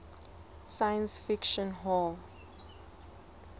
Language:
Southern Sotho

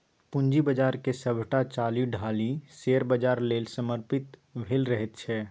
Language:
Maithili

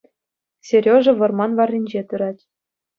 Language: Chuvash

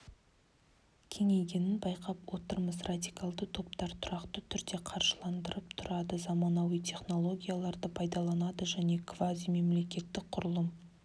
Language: Kazakh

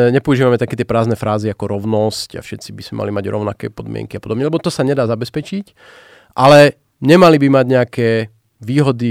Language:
Slovak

